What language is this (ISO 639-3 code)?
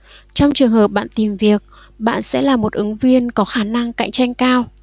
vie